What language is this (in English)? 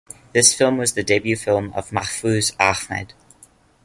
English